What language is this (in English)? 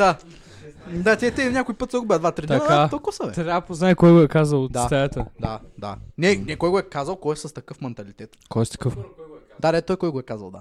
Bulgarian